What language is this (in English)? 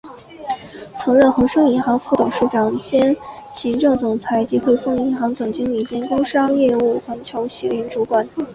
Chinese